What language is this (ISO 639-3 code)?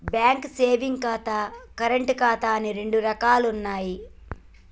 tel